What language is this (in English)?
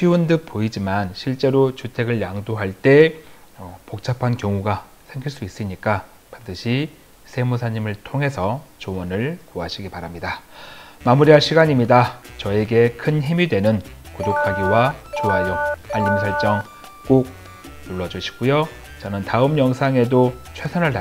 Korean